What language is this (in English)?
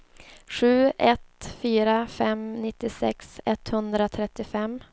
Swedish